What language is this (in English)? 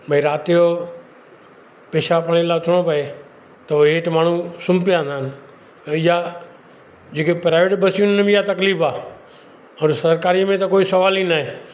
Sindhi